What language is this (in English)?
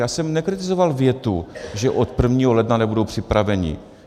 Czech